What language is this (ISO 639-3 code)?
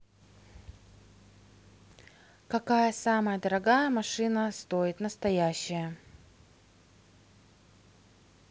rus